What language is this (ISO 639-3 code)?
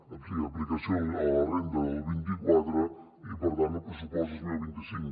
cat